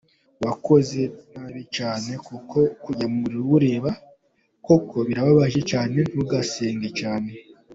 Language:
Kinyarwanda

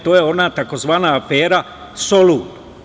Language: Serbian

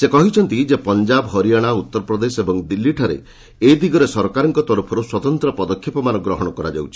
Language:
Odia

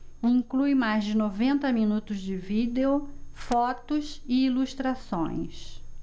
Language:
Portuguese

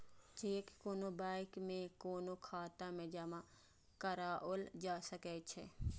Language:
Maithili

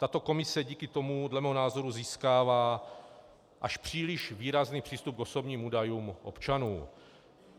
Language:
Czech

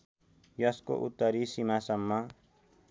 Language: Nepali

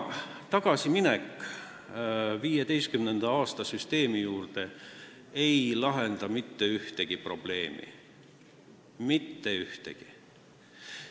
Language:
Estonian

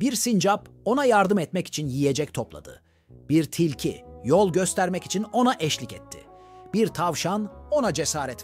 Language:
Turkish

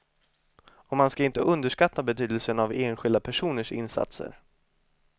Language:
Swedish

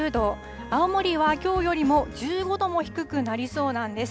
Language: Japanese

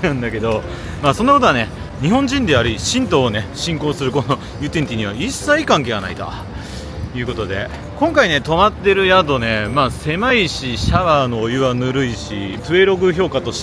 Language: Japanese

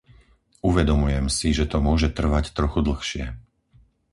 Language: Slovak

